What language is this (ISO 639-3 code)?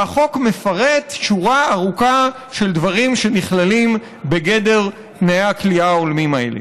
heb